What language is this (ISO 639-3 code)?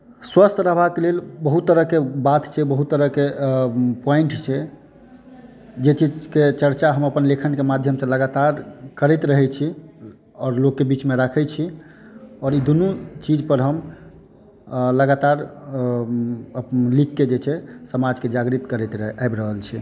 mai